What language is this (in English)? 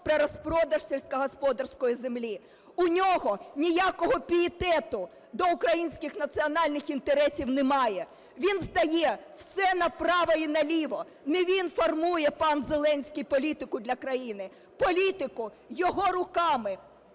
Ukrainian